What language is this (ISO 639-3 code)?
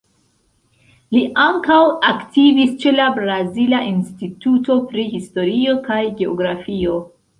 epo